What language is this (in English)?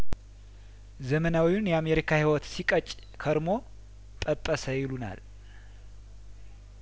Amharic